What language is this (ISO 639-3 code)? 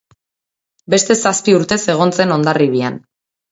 eus